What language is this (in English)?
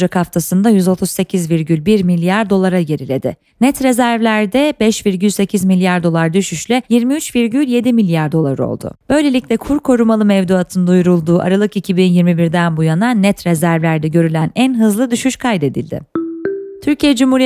Turkish